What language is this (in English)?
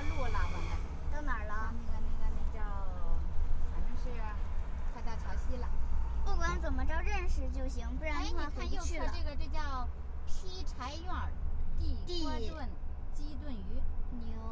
Chinese